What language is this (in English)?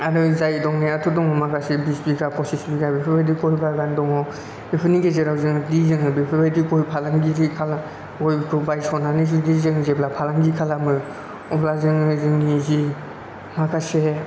Bodo